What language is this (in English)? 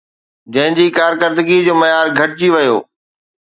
Sindhi